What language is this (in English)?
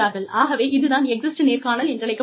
Tamil